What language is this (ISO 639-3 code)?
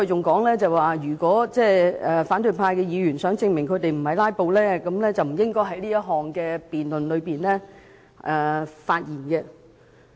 yue